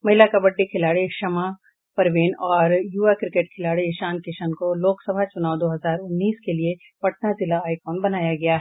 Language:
Hindi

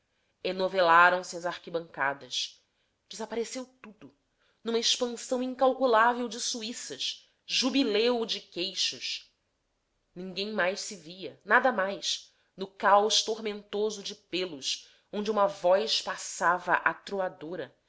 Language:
Portuguese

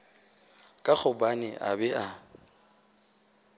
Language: Northern Sotho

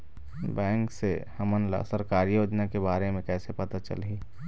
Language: Chhattisgarhi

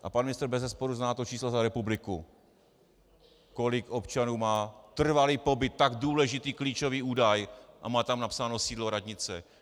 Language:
Czech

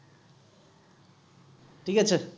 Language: Assamese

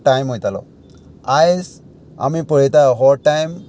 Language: Konkani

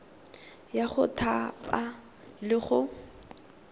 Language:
Tswana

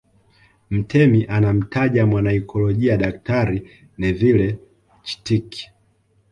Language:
Swahili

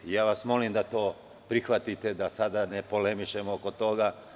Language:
Serbian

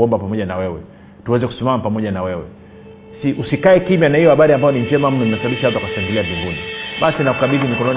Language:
Swahili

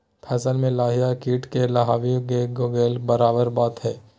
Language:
Magahi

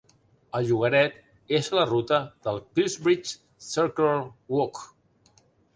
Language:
Catalan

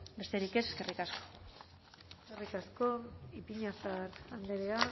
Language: Basque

